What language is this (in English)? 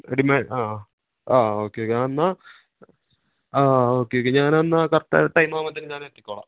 Malayalam